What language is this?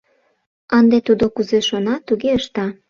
Mari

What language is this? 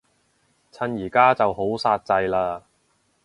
Cantonese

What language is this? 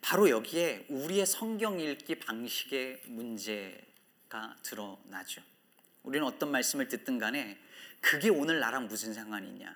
Korean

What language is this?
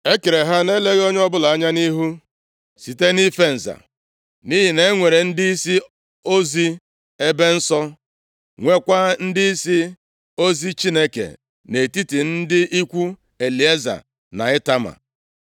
Igbo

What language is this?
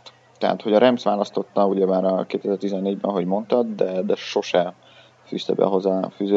Hungarian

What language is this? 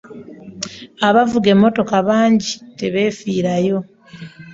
Ganda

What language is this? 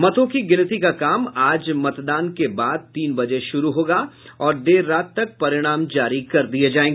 Hindi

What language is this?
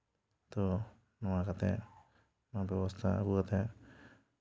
Santali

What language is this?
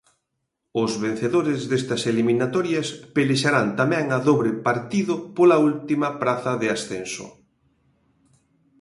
Galician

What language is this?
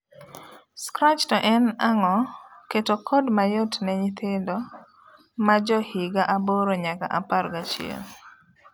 Luo (Kenya and Tanzania)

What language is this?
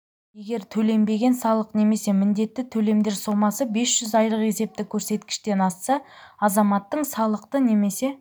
Kazakh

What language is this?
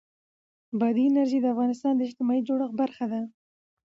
Pashto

